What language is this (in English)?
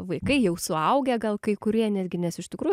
Lithuanian